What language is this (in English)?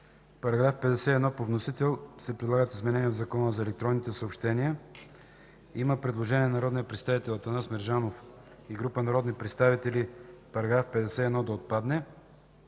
Bulgarian